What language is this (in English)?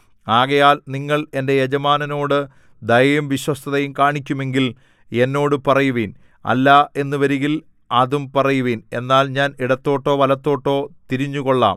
Malayalam